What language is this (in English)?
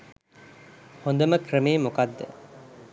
Sinhala